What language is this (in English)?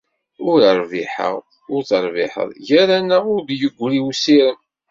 Kabyle